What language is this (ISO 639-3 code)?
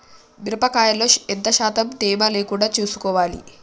tel